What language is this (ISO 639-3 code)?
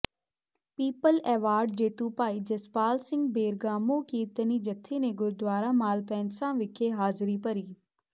pan